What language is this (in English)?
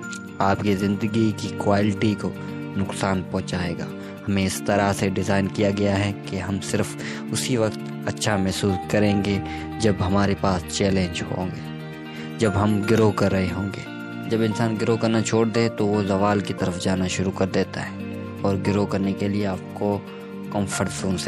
Urdu